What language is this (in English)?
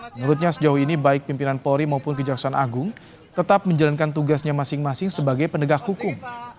Indonesian